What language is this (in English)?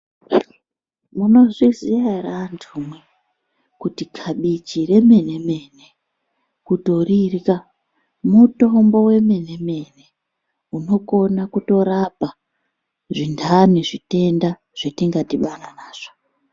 Ndau